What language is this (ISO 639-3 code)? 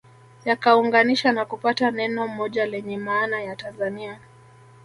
swa